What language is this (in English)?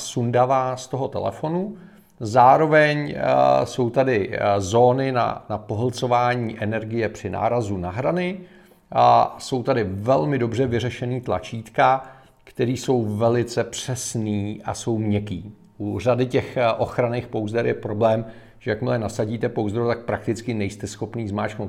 Czech